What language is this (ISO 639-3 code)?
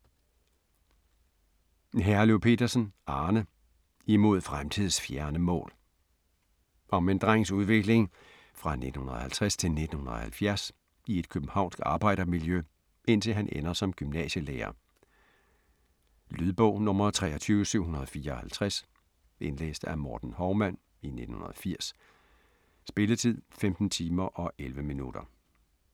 dan